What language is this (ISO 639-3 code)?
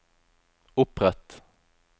nor